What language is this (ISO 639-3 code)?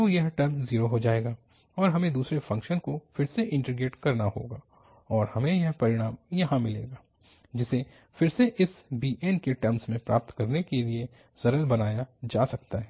hin